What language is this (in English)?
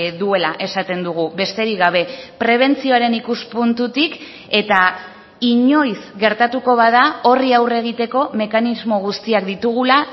Basque